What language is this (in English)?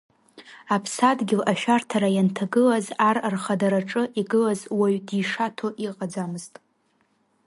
Abkhazian